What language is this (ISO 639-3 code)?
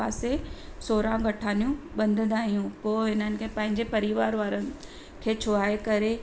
snd